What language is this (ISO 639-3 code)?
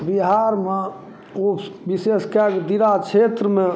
mai